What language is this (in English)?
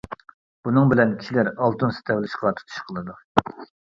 Uyghur